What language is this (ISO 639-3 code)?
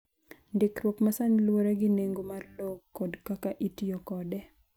luo